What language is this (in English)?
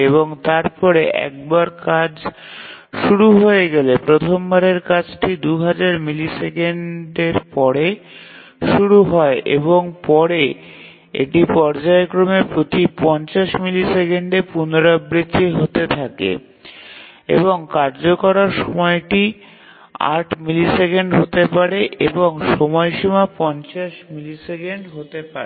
Bangla